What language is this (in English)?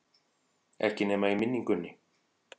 Icelandic